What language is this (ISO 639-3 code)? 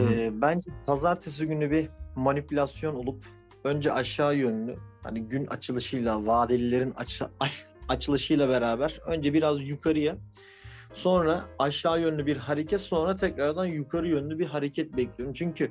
tur